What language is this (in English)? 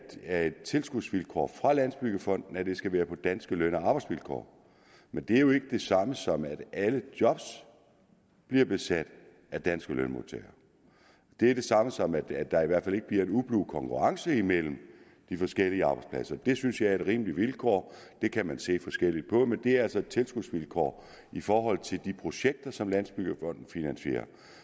Danish